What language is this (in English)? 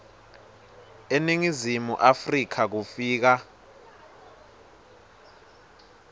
Swati